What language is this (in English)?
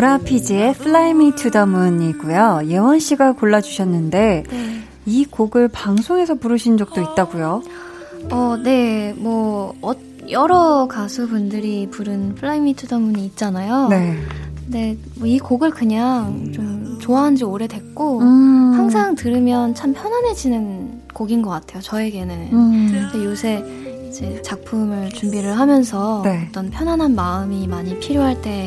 Korean